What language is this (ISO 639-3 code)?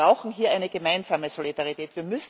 deu